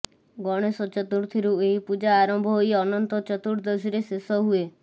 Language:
Odia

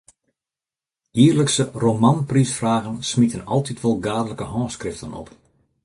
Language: Western Frisian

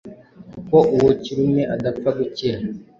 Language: Kinyarwanda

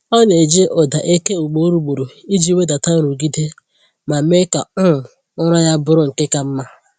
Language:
Igbo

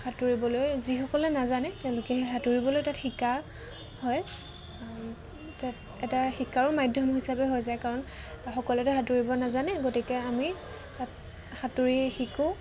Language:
Assamese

